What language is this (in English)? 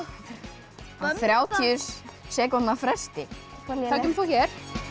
Icelandic